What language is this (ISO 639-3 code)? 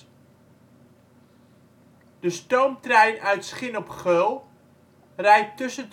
nld